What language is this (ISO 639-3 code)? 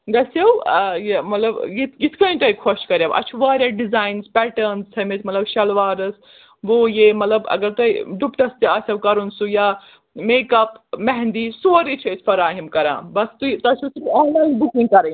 kas